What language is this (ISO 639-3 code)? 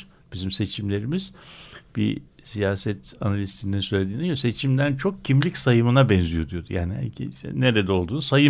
tur